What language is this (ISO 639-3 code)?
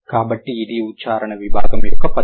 tel